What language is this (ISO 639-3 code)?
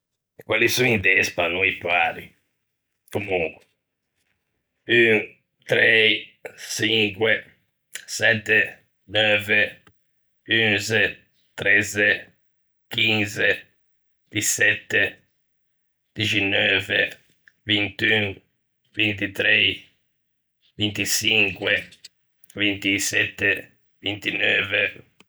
lij